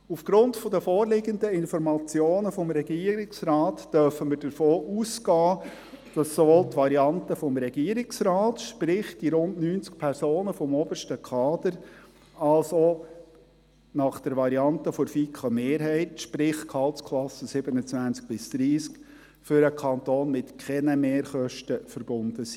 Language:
Swiss German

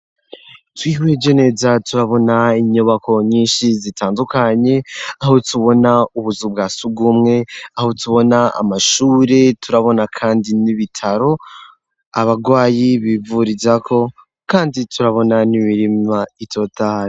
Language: Rundi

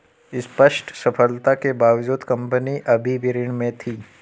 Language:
Hindi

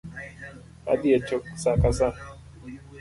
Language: Luo (Kenya and Tanzania)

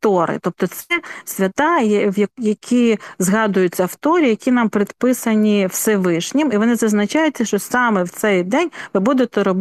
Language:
Ukrainian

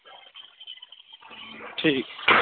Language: Dogri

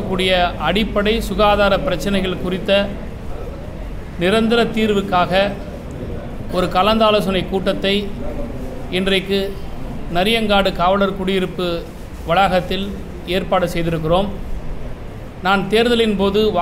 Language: Thai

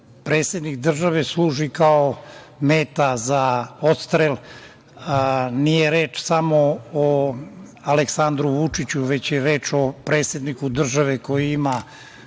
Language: Serbian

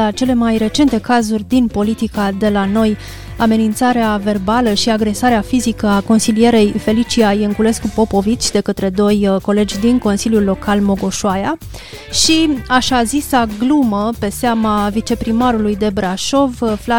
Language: Romanian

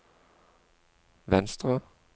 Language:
Norwegian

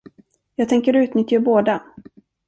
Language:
Swedish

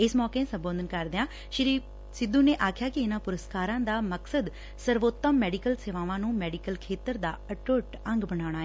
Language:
Punjabi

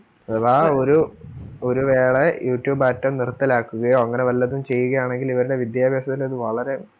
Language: Malayalam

